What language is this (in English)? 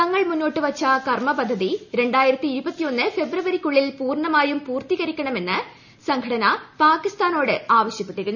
Malayalam